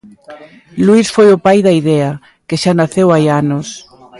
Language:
Galician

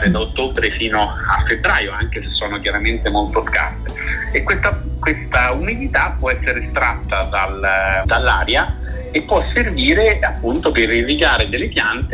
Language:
Italian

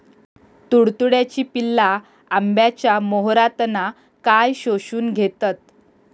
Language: Marathi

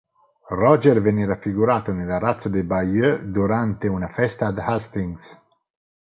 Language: Italian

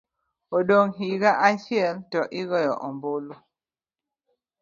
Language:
Luo (Kenya and Tanzania)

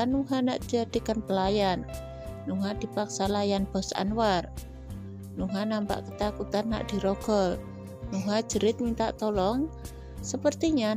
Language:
Indonesian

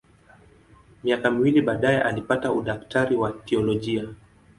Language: Swahili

